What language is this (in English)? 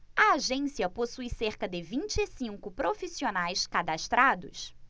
Portuguese